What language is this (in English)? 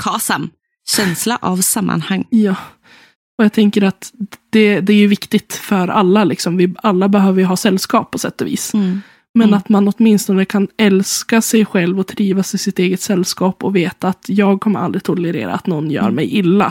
Swedish